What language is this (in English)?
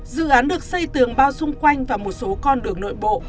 Vietnamese